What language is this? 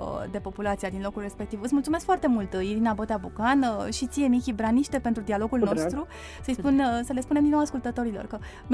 Romanian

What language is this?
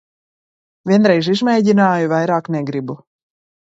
Latvian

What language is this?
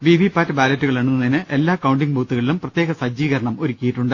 Malayalam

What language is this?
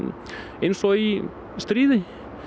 Icelandic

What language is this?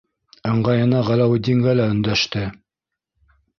Bashkir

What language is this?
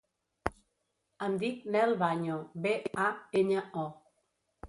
Catalan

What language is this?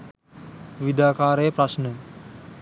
Sinhala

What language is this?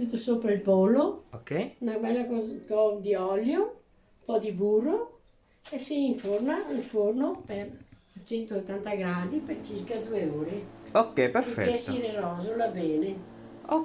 Italian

